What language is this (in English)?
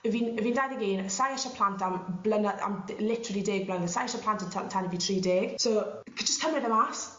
Welsh